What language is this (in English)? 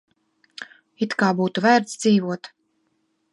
Latvian